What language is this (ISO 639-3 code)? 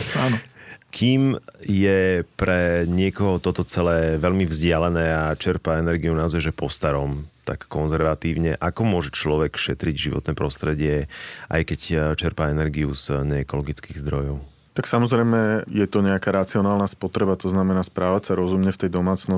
slk